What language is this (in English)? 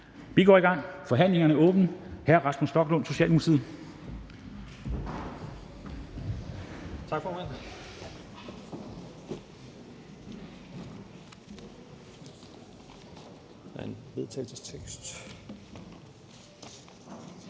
Danish